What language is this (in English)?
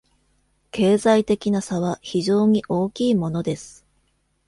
Japanese